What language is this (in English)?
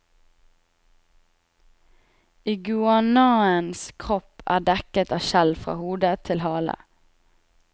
Norwegian